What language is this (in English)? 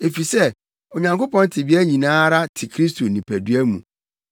Akan